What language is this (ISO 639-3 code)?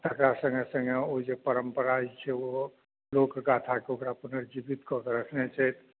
mai